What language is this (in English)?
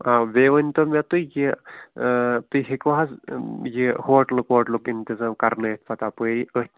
Kashmiri